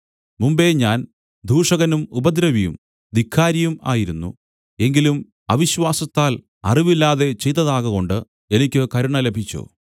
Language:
Malayalam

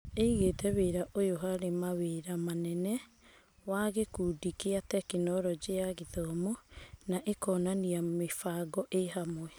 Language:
Kikuyu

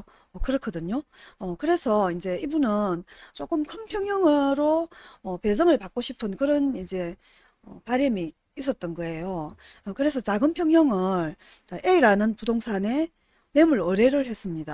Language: Korean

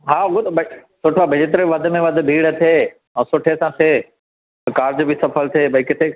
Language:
Sindhi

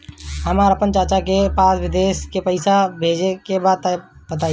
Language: Bhojpuri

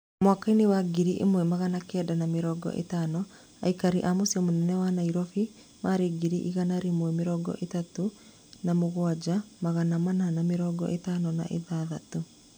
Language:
Kikuyu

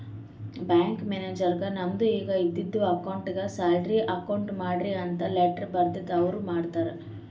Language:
Kannada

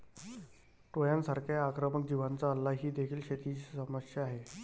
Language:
Marathi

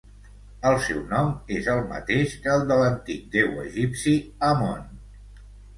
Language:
Catalan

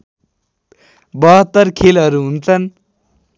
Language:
Nepali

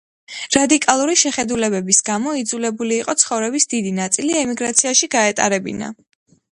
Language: Georgian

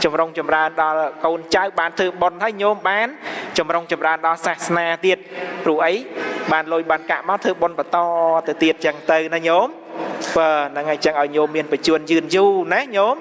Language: Vietnamese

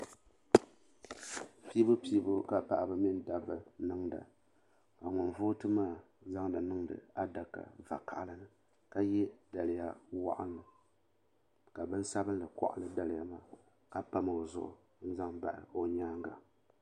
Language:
Dagbani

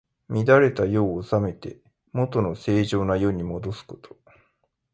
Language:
Japanese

